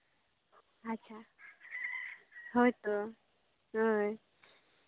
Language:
Santali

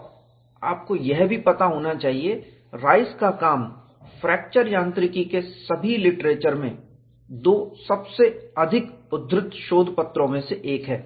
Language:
Hindi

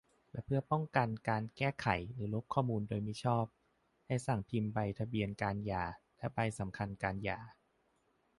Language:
Thai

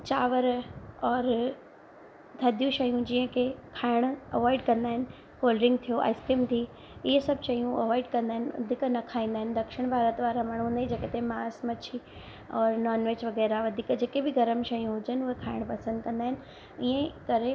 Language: Sindhi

